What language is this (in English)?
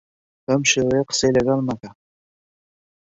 Central Kurdish